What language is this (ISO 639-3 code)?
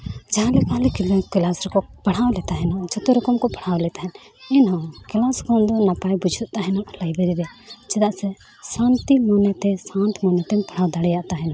sat